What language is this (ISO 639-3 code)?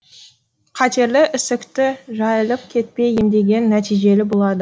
kaz